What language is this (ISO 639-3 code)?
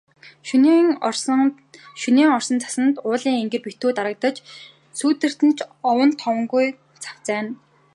mon